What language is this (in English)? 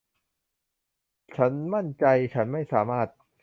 Thai